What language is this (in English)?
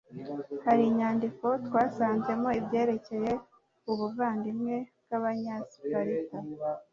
Kinyarwanda